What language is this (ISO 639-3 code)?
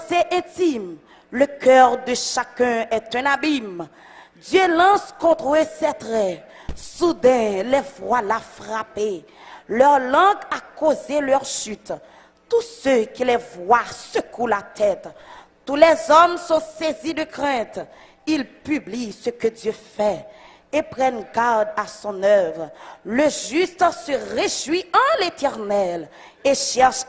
fra